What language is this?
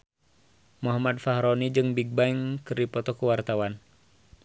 Sundanese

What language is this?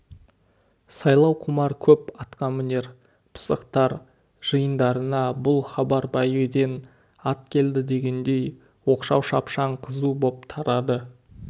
Kazakh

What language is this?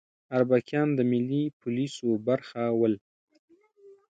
Pashto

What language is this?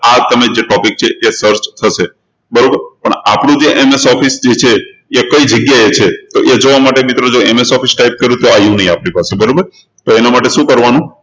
Gujarati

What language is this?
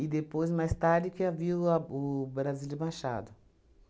Portuguese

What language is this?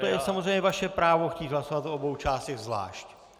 Czech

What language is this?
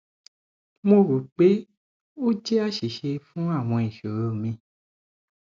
Yoruba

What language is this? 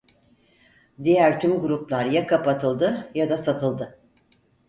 Turkish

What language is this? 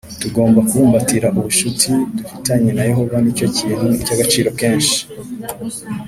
Kinyarwanda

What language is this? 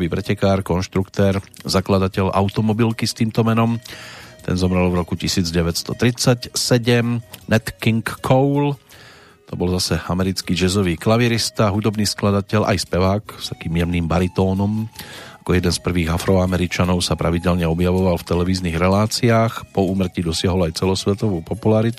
Slovak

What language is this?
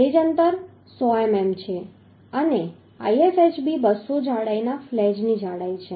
Gujarati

